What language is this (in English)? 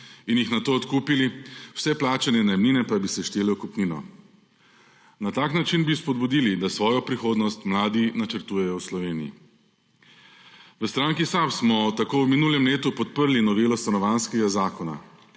Slovenian